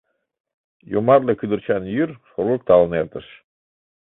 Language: Mari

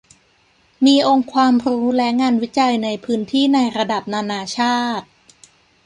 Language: Thai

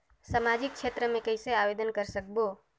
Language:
Chhattisgarhi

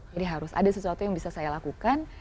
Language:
Indonesian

